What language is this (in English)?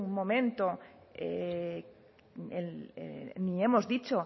Spanish